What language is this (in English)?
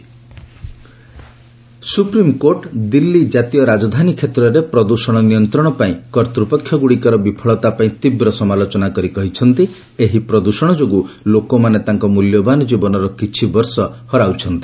Odia